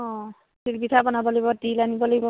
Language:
Assamese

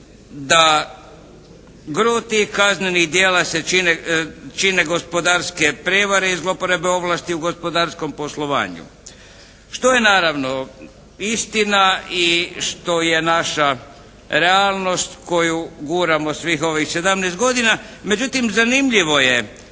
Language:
Croatian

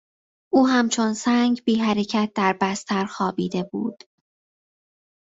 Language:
Persian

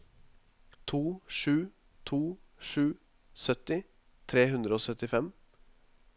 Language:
Norwegian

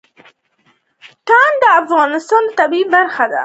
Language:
Pashto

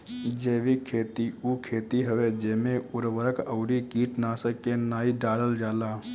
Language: Bhojpuri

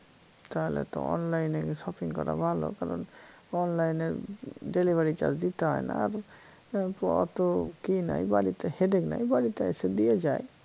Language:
Bangla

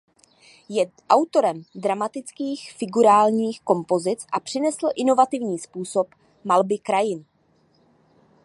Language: Czech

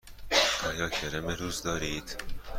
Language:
Persian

